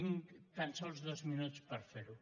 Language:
Catalan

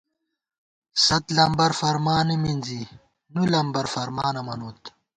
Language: Gawar-Bati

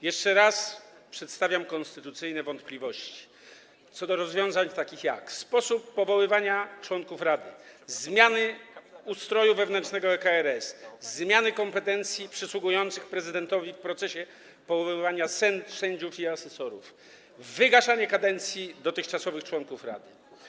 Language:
Polish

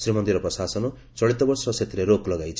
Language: Odia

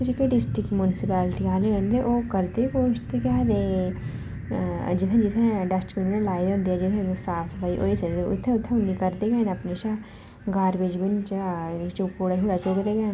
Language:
Dogri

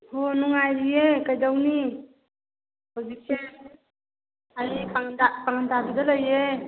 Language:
Manipuri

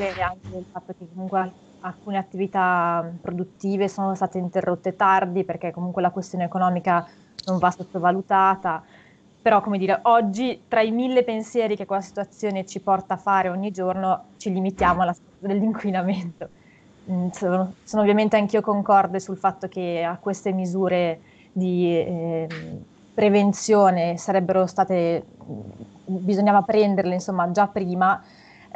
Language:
Italian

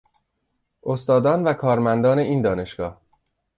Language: Persian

